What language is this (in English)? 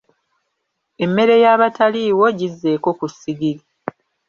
Ganda